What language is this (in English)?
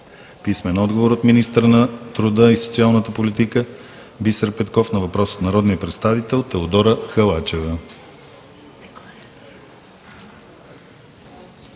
Bulgarian